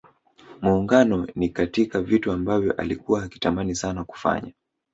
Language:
Swahili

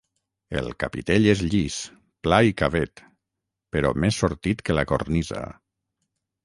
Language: Catalan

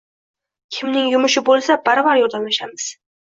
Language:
Uzbek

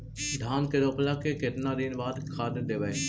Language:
Magahi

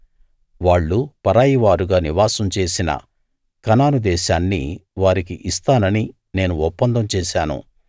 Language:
Telugu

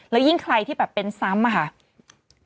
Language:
Thai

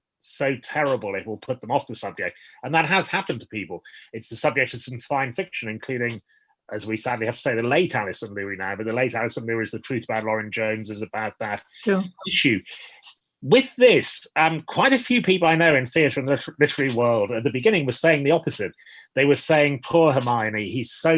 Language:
English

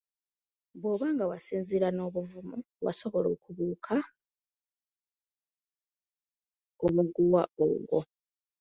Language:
Ganda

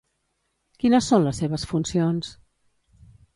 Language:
Catalan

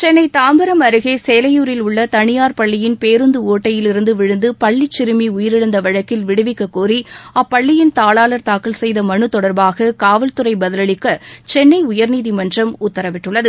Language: Tamil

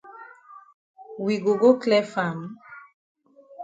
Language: Cameroon Pidgin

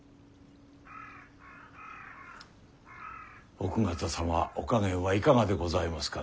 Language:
Japanese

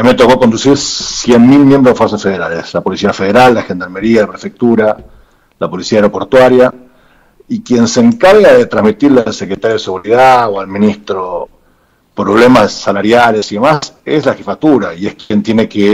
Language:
Spanish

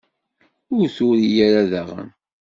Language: Kabyle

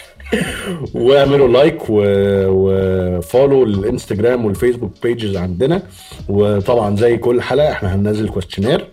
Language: Arabic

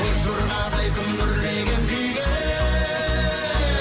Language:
Kazakh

